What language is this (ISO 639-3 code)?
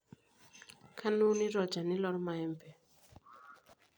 mas